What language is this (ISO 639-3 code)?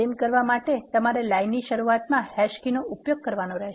guj